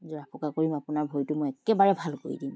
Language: Assamese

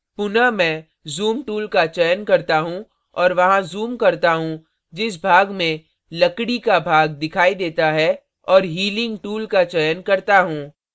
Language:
Hindi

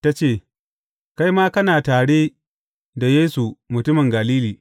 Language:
Hausa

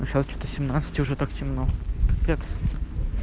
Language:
Russian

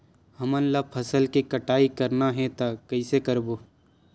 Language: Chhattisgarhi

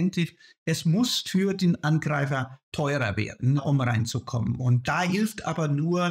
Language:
German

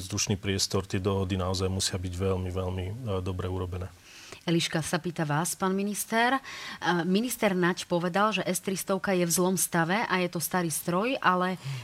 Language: Slovak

